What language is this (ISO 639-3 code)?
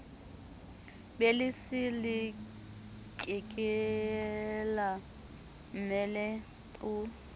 sot